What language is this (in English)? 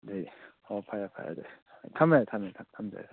Manipuri